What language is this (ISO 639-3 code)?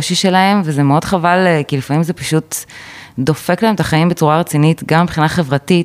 heb